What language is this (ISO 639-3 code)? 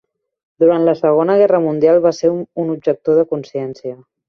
cat